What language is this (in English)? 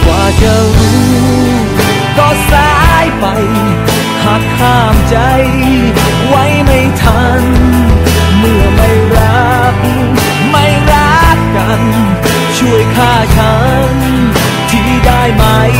Thai